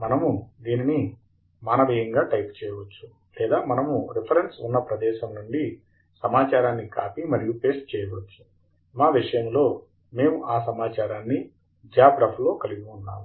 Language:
Telugu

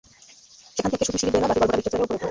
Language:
Bangla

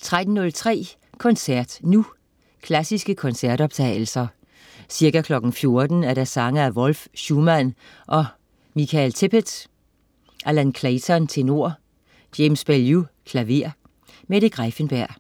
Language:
Danish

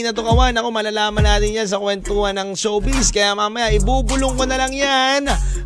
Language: Filipino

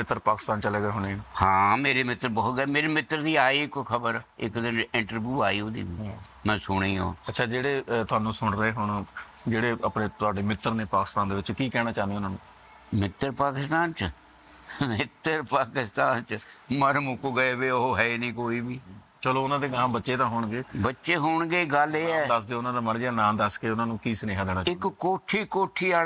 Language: Punjabi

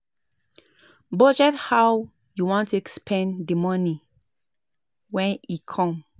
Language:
Nigerian Pidgin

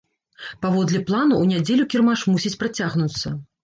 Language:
Belarusian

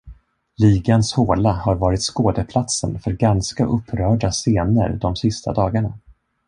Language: Swedish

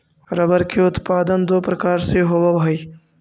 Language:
Magahi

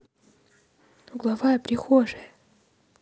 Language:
Russian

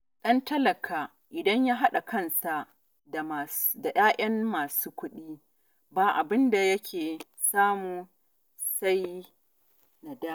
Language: Hausa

